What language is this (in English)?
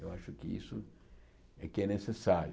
Portuguese